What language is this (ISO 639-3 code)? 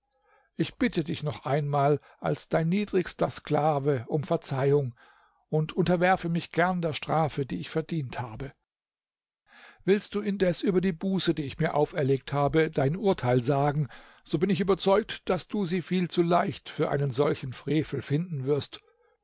deu